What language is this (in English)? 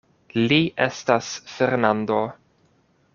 Esperanto